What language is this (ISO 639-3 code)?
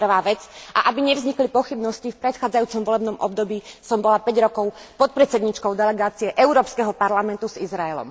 slk